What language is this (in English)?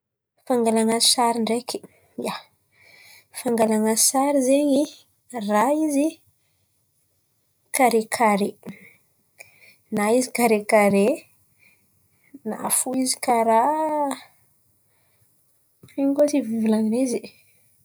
Antankarana Malagasy